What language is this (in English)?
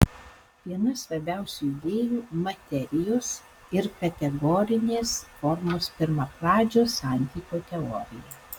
Lithuanian